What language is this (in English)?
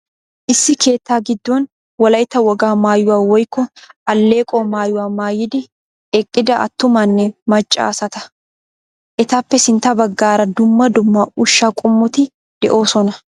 Wolaytta